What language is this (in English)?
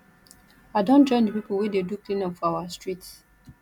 Nigerian Pidgin